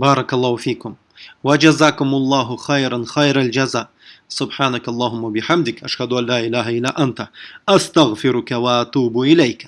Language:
Russian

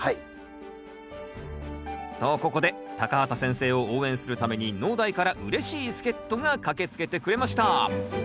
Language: Japanese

